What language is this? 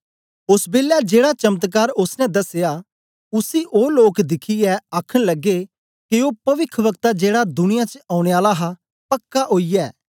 Dogri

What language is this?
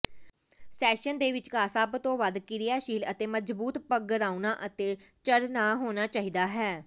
Punjabi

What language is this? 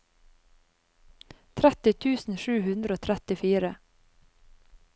Norwegian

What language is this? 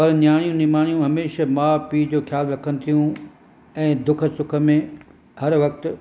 Sindhi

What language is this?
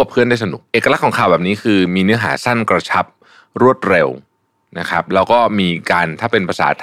Thai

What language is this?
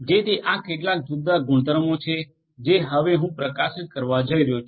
Gujarati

